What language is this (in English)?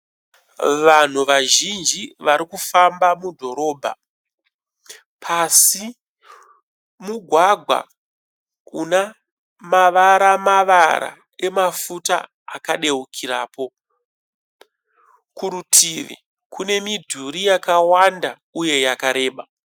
Shona